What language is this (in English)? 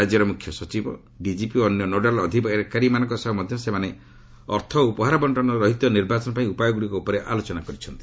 Odia